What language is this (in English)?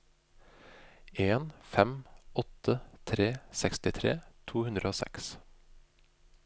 Norwegian